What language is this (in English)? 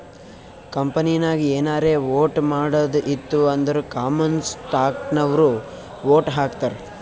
Kannada